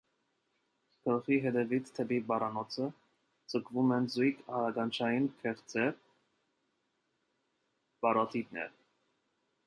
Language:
Armenian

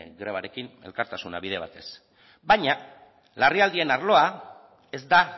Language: Basque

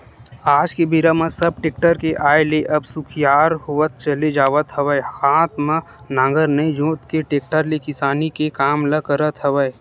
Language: Chhattisgarhi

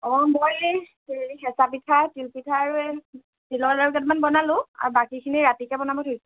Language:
Assamese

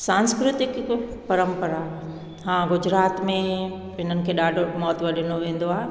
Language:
Sindhi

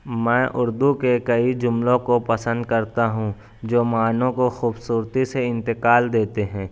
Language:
Urdu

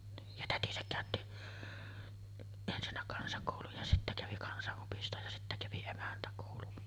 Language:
Finnish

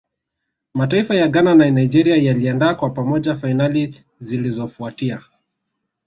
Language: Swahili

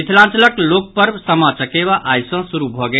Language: Maithili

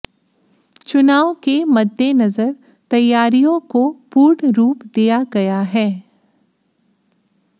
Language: Hindi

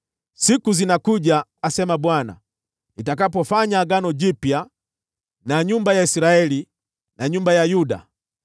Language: Swahili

